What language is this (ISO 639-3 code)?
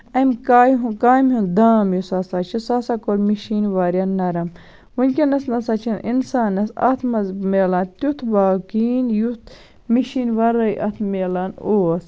kas